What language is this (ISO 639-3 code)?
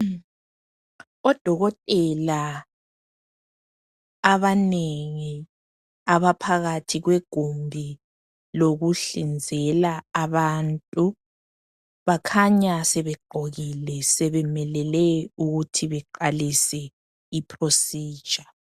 nde